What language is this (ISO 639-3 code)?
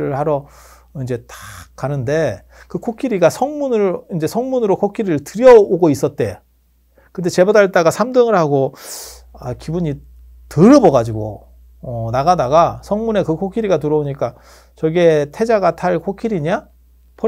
kor